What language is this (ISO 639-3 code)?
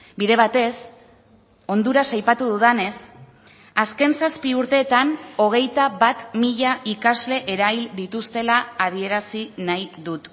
eus